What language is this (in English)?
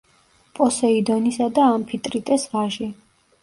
Georgian